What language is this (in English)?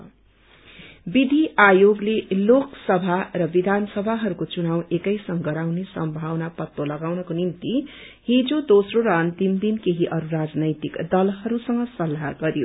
Nepali